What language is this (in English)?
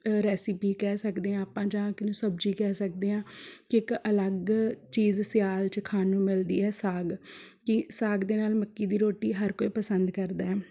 Punjabi